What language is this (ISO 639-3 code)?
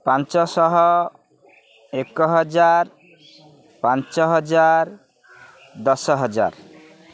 ori